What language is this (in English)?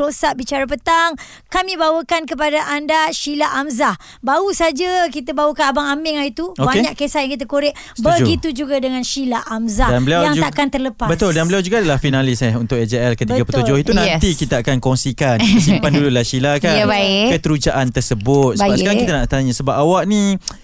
Malay